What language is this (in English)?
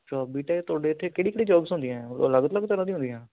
Punjabi